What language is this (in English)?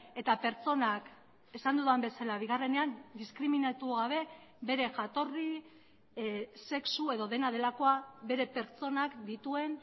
Basque